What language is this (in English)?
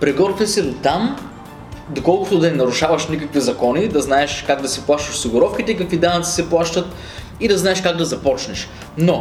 Bulgarian